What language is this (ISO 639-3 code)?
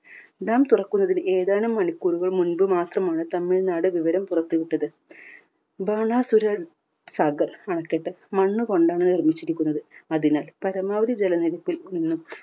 mal